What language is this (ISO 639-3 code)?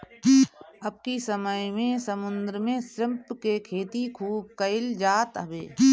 bho